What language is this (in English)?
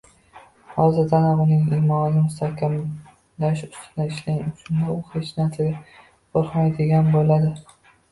Uzbek